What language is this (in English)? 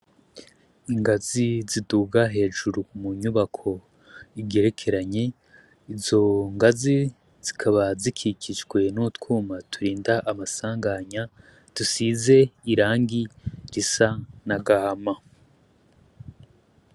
Rundi